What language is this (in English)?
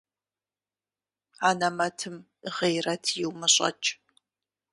Kabardian